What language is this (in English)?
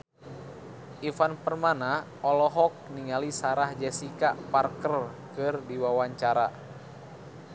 Sundanese